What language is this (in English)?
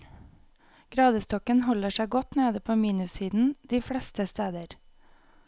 Norwegian